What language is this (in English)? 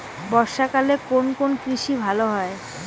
Bangla